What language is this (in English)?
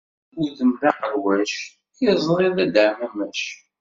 Kabyle